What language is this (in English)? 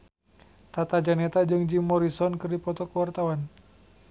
Sundanese